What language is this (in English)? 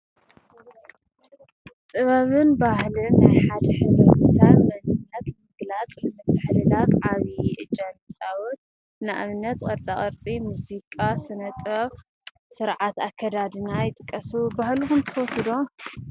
Tigrinya